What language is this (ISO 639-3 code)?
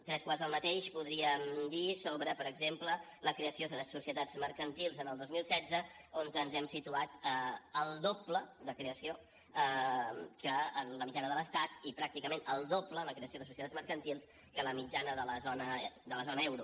cat